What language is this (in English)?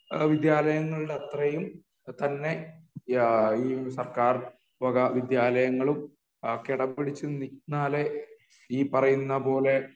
Malayalam